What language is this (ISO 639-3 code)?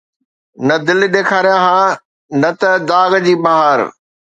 snd